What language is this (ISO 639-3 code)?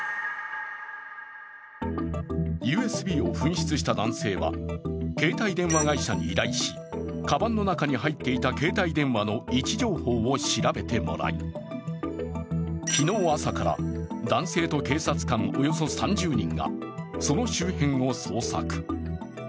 jpn